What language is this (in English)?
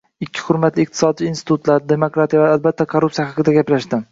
Uzbek